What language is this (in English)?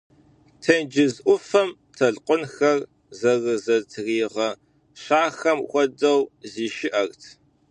Kabardian